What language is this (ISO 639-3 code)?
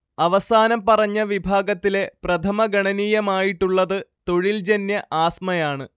mal